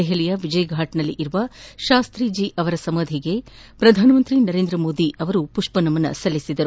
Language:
Kannada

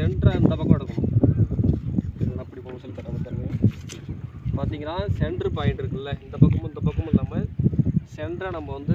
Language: Korean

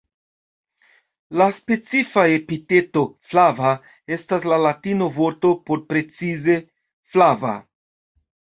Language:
Esperanto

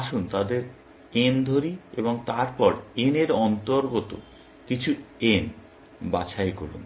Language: Bangla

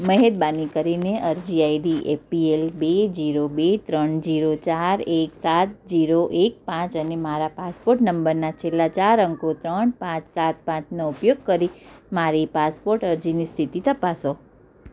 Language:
Gujarati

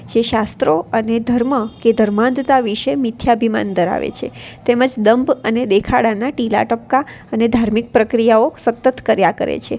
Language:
Gujarati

